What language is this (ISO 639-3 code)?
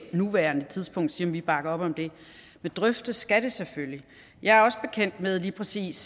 dan